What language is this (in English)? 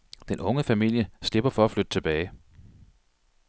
Danish